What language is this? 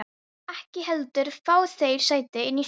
Icelandic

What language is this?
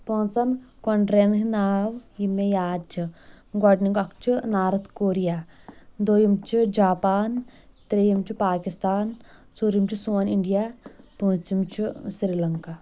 Kashmiri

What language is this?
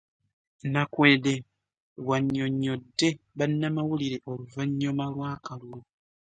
Ganda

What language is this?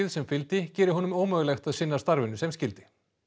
Icelandic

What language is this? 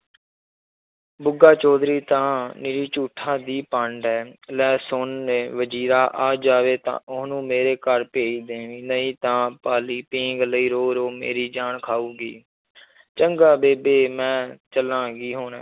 Punjabi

